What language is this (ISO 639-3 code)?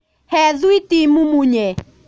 kik